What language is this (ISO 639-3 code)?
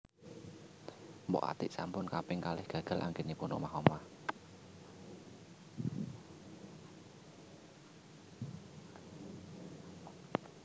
jav